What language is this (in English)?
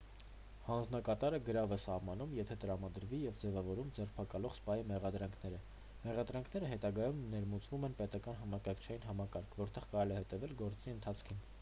Armenian